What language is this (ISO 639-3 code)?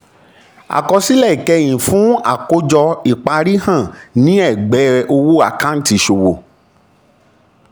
yor